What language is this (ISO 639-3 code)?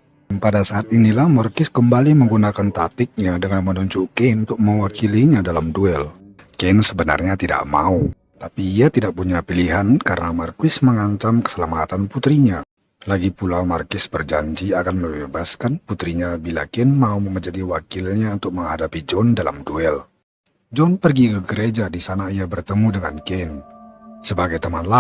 ind